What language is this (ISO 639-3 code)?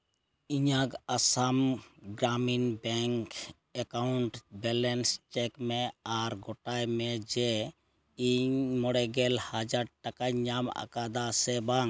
sat